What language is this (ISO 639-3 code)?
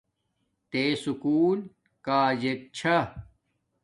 dmk